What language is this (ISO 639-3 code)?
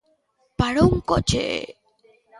glg